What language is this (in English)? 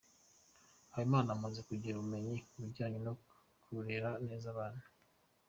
Kinyarwanda